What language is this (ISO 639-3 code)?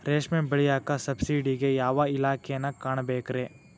kan